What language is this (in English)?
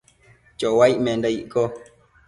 Matsés